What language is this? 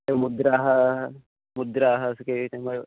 Sanskrit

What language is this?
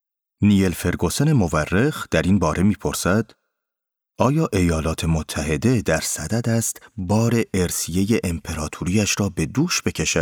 Persian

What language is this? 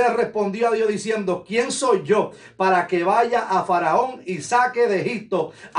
Spanish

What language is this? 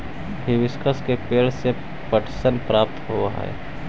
Magahi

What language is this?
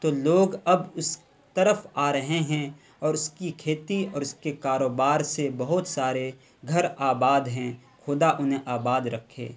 Urdu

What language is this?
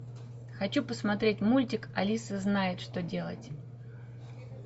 Russian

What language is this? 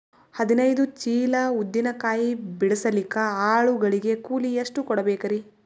Kannada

